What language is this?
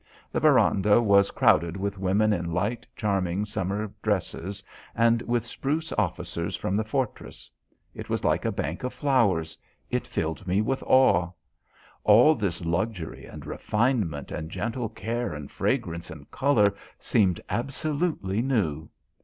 English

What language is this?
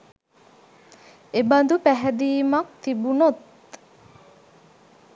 Sinhala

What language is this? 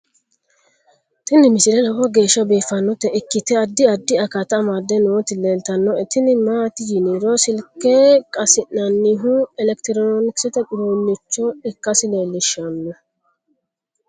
Sidamo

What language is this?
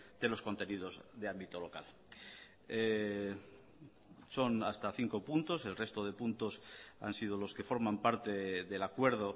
Spanish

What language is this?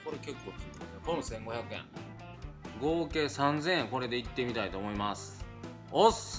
Japanese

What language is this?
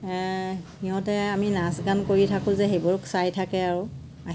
Assamese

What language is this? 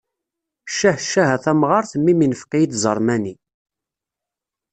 Kabyle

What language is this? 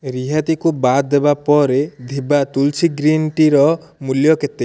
Odia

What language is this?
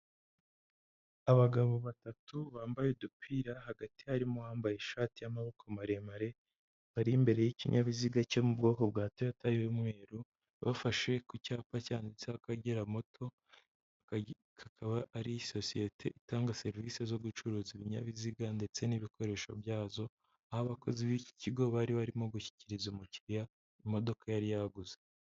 Kinyarwanda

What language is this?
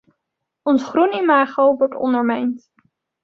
Dutch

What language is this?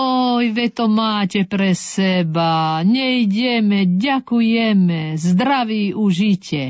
Slovak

